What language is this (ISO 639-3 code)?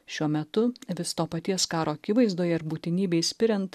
lit